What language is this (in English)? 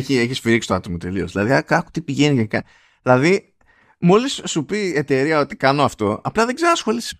Greek